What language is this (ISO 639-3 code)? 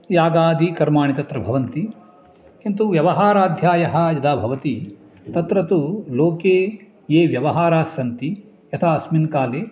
san